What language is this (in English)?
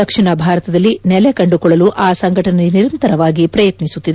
Kannada